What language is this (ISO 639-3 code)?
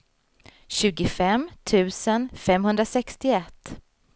swe